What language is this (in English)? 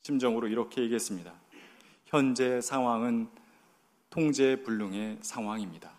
Korean